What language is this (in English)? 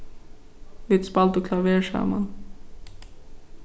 Faroese